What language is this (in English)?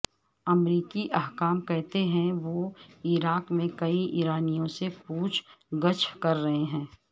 Urdu